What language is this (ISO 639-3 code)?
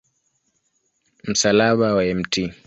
swa